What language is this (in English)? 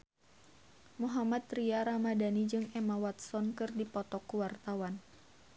Sundanese